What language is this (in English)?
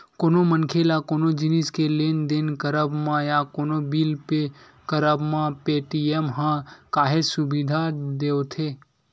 Chhattisgarhi